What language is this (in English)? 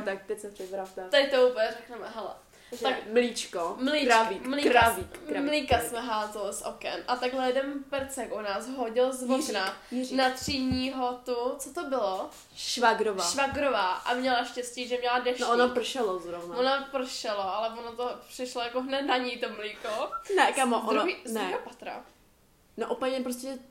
Czech